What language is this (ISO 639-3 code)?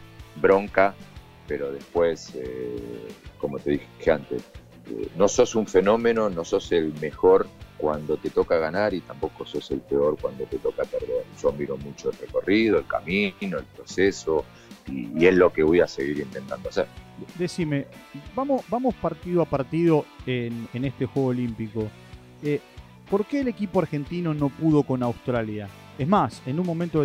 spa